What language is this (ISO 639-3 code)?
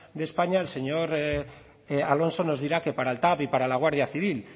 spa